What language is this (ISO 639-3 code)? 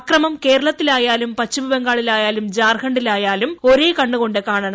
mal